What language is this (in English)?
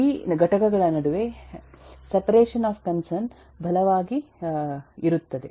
Kannada